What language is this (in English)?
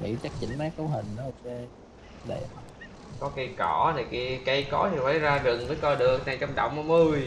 Vietnamese